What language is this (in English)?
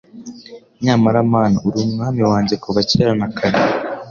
Kinyarwanda